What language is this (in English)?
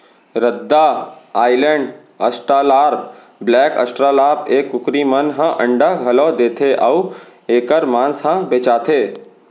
Chhattisgarhi